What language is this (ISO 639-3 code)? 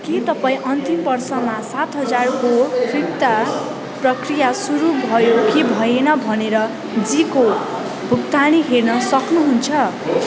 nep